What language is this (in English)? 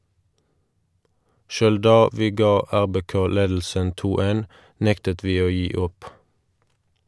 Norwegian